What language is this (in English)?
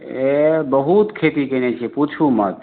Maithili